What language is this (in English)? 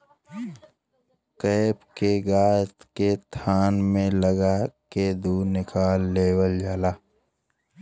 Bhojpuri